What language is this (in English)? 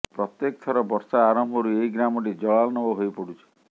Odia